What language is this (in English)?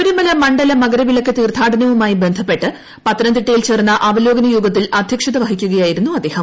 Malayalam